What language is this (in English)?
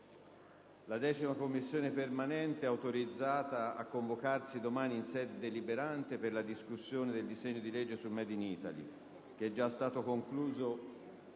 Italian